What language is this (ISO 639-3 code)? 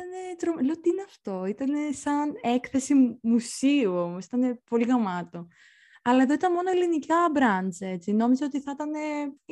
ell